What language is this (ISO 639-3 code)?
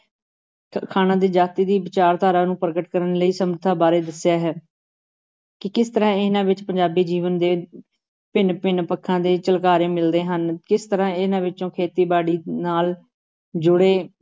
pan